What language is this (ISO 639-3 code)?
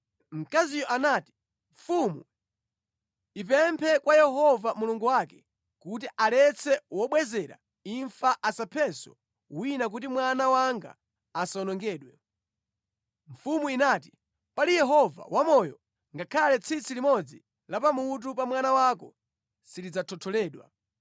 nya